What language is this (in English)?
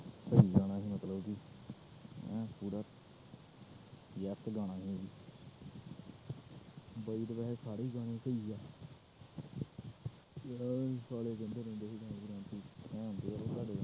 Punjabi